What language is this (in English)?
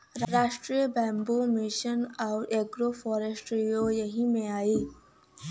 Bhojpuri